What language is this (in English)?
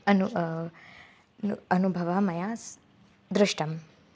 Sanskrit